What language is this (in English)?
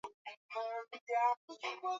Swahili